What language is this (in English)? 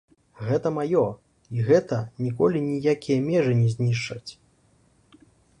Belarusian